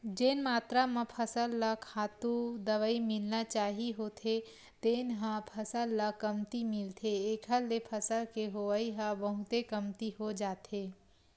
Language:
Chhattisgarhi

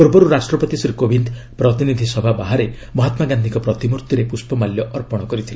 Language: Odia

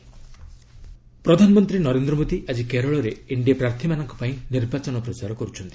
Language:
Odia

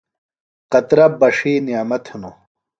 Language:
Phalura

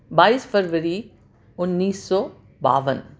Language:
Urdu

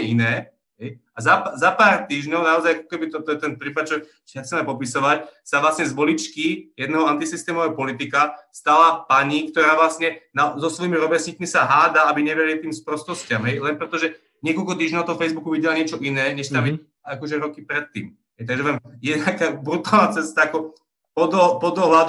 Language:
Slovak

